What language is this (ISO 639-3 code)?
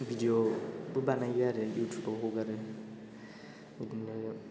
brx